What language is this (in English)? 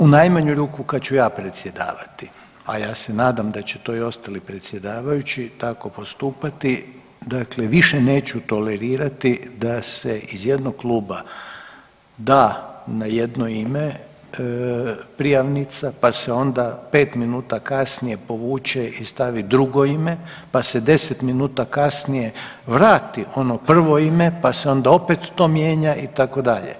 Croatian